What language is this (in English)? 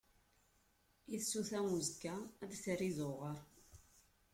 Kabyle